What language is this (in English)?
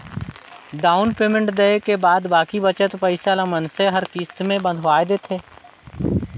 Chhattisgarhi